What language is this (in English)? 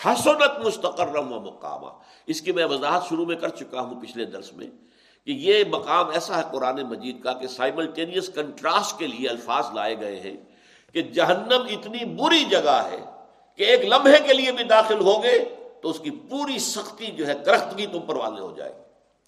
Urdu